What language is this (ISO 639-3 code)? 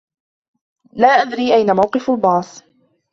ara